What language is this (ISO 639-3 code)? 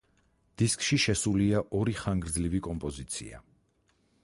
kat